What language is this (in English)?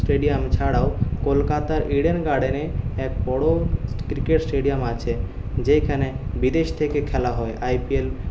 Bangla